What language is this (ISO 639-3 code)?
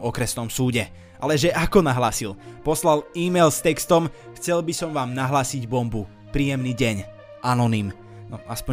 slk